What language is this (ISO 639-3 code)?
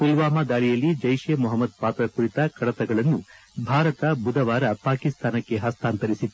kan